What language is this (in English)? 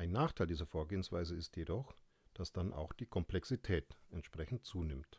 German